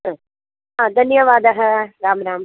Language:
Sanskrit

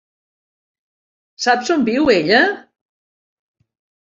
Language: Catalan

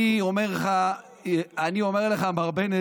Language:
Hebrew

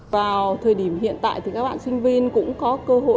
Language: Vietnamese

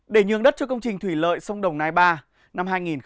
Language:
Vietnamese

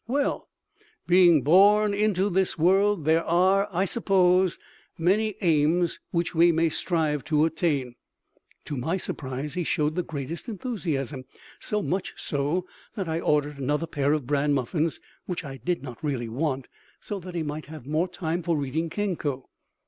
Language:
English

